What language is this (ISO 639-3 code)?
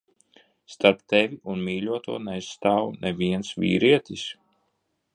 lav